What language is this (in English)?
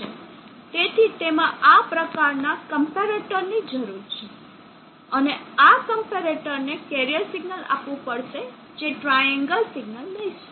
Gujarati